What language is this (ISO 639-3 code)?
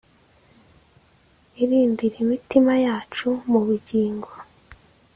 kin